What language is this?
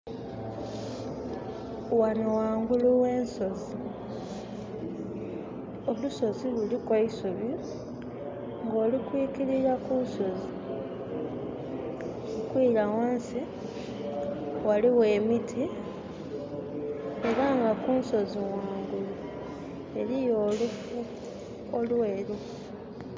Soga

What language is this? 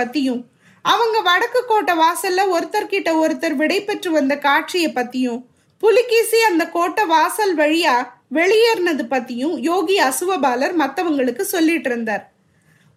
Tamil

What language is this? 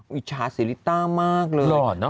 Thai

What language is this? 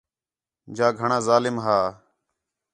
Khetrani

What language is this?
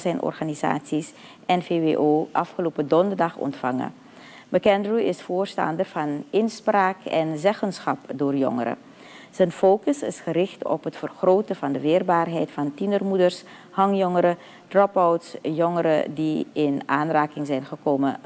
Dutch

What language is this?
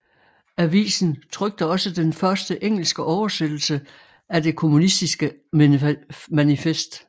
Danish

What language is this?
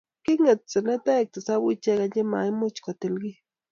Kalenjin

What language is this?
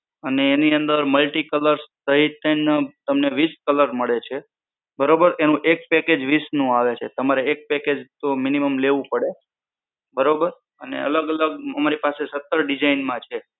Gujarati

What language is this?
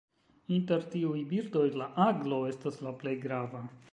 Esperanto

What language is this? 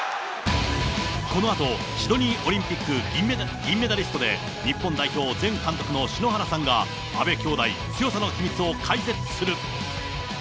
Japanese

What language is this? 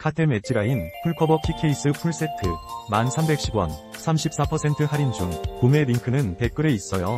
Korean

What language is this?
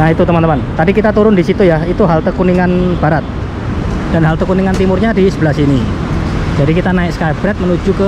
Indonesian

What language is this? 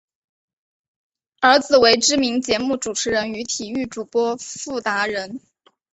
Chinese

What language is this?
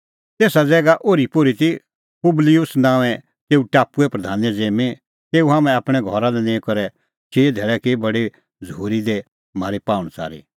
Kullu Pahari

